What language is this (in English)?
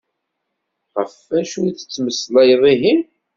Kabyle